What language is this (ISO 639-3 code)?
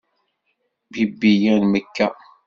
kab